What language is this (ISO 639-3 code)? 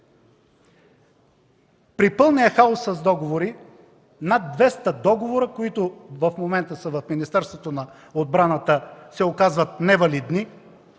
bul